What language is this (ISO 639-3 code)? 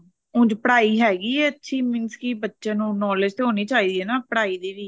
pan